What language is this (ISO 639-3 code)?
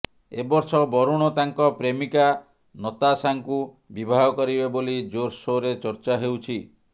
ori